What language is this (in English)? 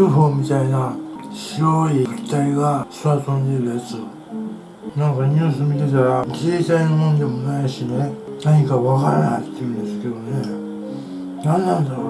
Japanese